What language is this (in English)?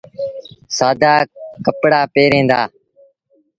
Sindhi Bhil